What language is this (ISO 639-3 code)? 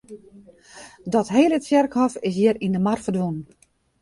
fry